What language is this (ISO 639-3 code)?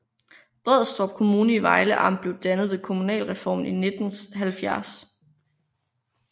dan